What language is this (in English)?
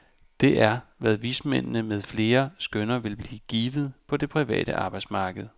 Danish